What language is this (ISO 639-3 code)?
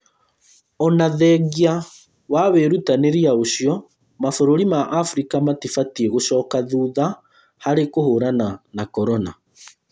kik